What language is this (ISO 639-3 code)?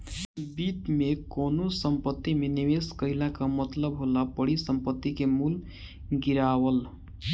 bho